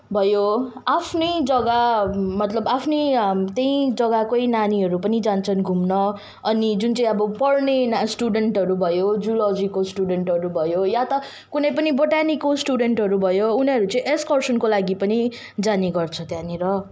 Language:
Nepali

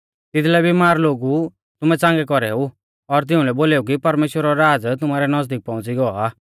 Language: Mahasu Pahari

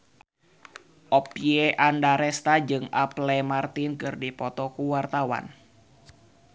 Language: Sundanese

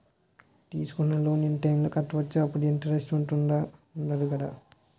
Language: Telugu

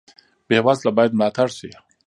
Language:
Pashto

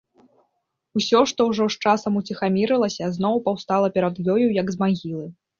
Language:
Belarusian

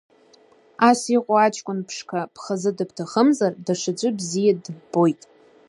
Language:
Abkhazian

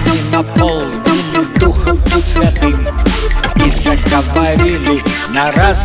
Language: Russian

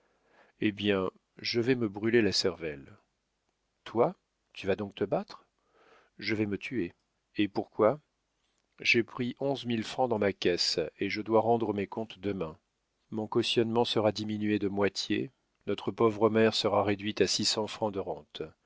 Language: French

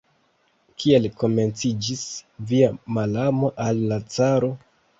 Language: Esperanto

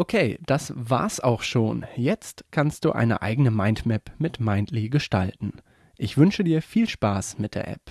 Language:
German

